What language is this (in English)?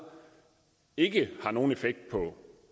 Danish